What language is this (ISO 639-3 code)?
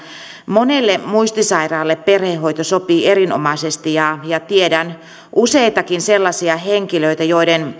fin